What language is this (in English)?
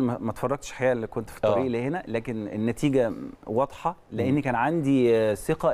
Arabic